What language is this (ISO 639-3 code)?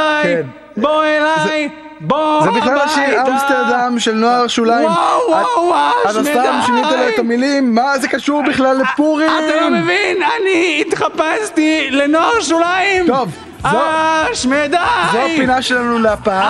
heb